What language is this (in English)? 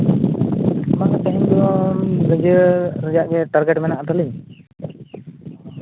Santali